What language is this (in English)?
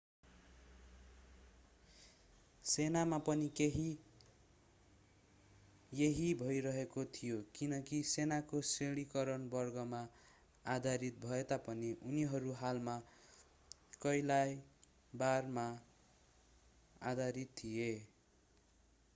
Nepali